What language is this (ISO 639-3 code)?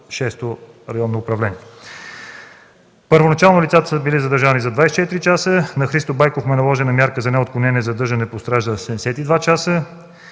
bul